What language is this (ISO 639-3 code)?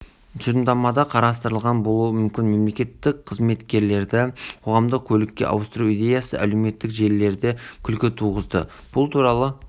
kaz